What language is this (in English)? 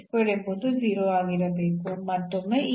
Kannada